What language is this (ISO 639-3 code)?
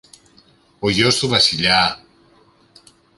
ell